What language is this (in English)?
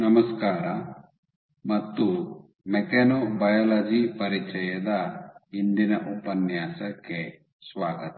Kannada